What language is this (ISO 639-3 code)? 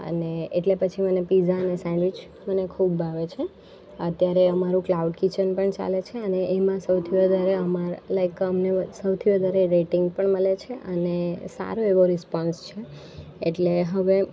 guj